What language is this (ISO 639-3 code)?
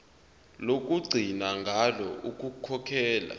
zul